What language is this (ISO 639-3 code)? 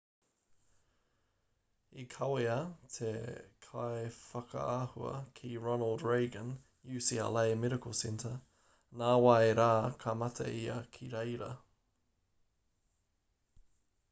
mri